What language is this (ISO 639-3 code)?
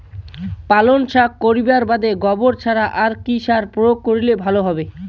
ben